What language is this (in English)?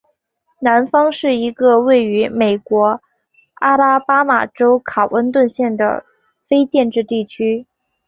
Chinese